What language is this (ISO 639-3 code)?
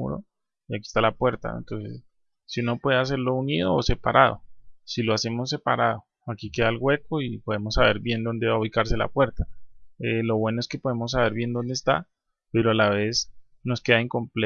spa